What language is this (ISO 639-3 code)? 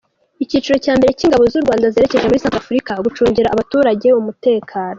kin